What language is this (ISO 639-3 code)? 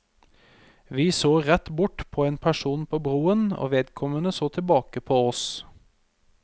nor